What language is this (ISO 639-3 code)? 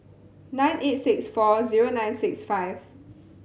eng